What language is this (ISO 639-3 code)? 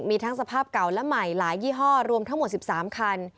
tha